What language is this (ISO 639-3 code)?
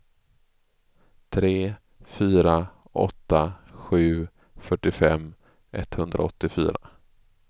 swe